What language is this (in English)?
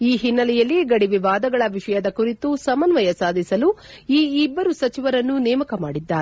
Kannada